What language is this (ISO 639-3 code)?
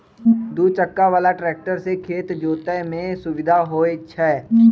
mag